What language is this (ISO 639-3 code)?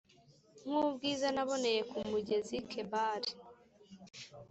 kin